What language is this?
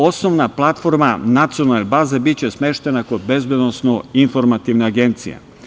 Serbian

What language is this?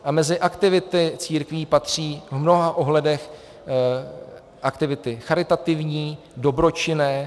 Czech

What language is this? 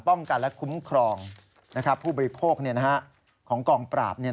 Thai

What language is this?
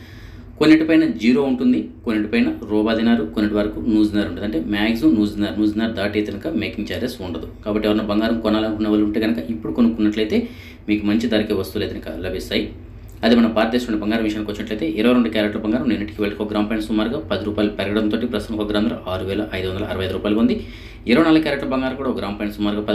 Telugu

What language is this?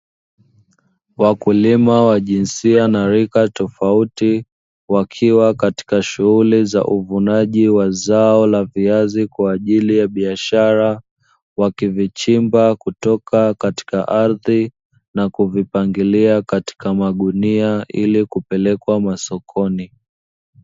Swahili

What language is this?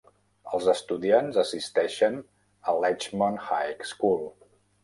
Catalan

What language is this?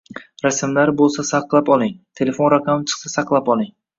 Uzbek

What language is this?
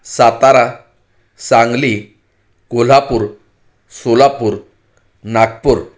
Marathi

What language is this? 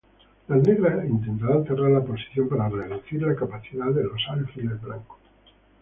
Spanish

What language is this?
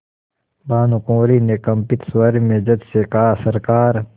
Hindi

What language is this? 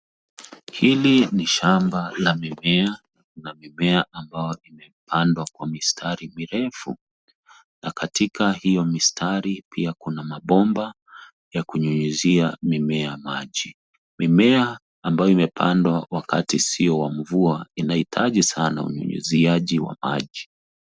Swahili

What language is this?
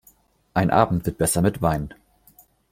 German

